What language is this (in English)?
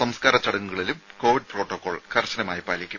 Malayalam